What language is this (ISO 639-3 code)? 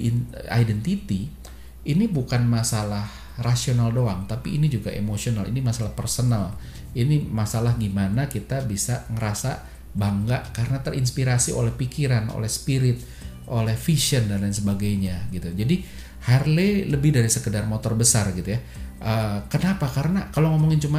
ind